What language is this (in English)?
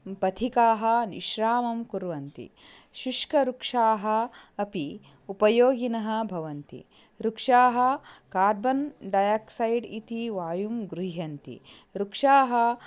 Sanskrit